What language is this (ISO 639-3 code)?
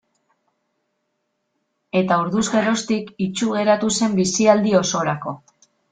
eus